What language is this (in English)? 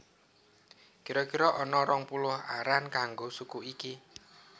Javanese